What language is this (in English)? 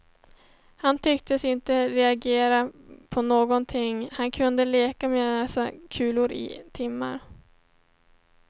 Swedish